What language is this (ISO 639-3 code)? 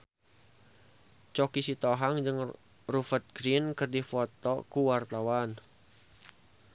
sun